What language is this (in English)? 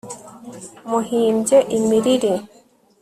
Kinyarwanda